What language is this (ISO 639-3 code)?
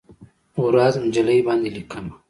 pus